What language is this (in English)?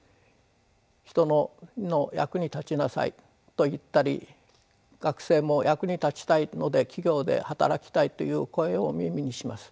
Japanese